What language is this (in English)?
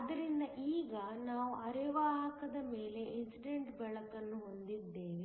Kannada